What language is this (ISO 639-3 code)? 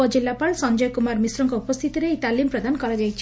ori